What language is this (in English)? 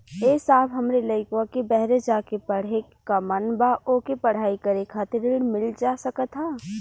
Bhojpuri